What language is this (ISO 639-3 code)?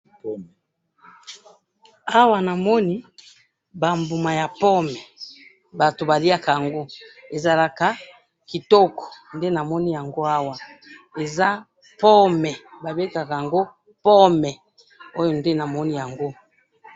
lin